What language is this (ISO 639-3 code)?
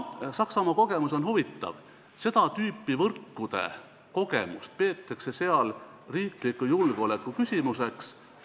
est